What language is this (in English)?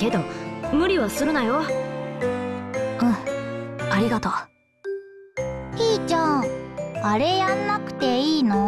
Japanese